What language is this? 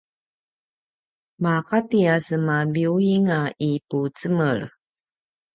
Paiwan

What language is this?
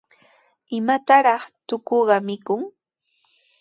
Sihuas Ancash Quechua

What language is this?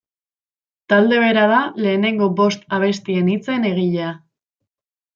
Basque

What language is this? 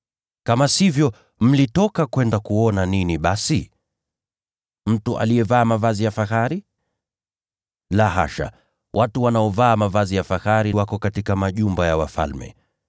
Swahili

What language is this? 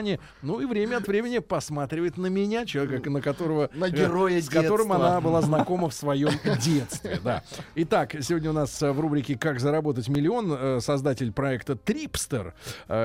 Russian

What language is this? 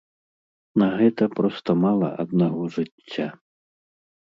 Belarusian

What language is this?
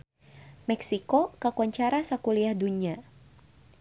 Sundanese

